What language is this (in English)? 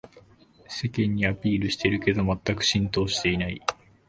Japanese